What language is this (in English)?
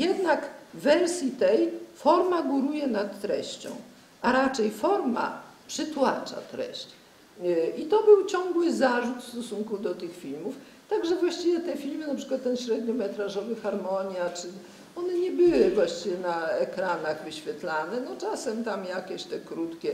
Polish